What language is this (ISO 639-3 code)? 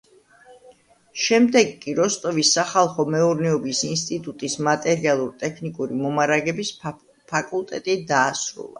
kat